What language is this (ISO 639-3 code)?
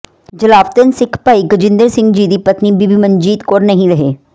pan